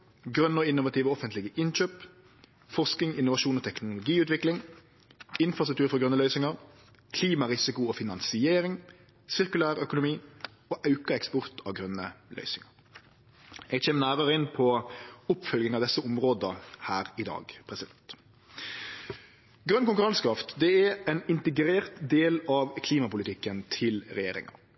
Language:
Norwegian Nynorsk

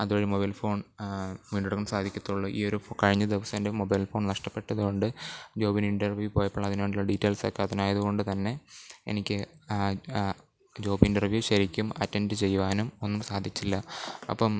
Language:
Malayalam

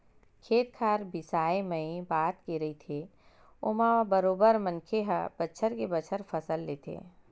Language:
Chhattisgarhi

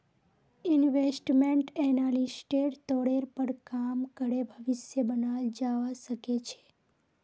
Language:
Magahi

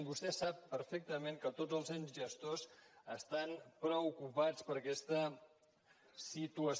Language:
Catalan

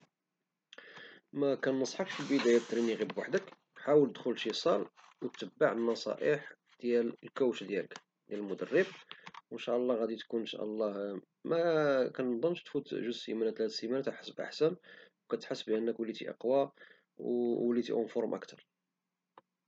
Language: Moroccan Arabic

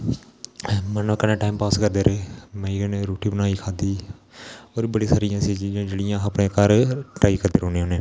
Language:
Dogri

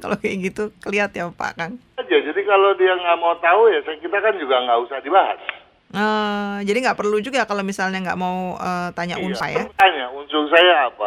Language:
Indonesian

